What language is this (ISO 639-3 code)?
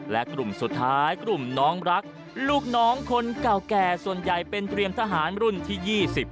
tha